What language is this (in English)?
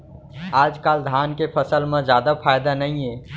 Chhattisgarhi